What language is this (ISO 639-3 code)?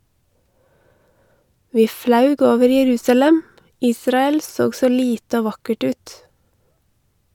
nor